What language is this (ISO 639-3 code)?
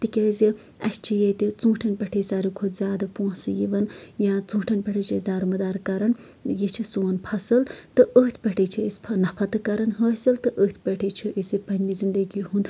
kas